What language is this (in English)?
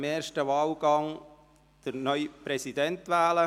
Swiss German